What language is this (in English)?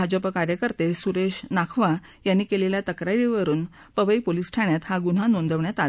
Marathi